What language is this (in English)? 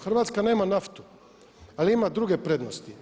Croatian